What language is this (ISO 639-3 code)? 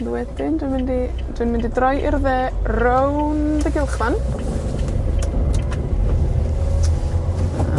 cym